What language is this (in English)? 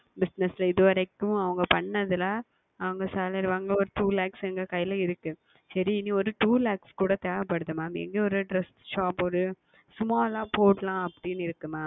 Tamil